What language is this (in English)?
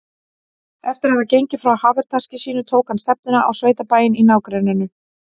Icelandic